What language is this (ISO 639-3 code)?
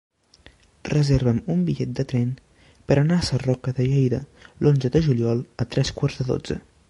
cat